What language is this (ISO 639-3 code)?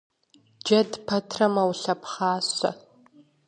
kbd